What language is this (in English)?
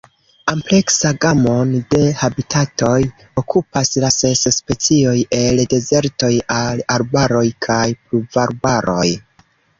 Esperanto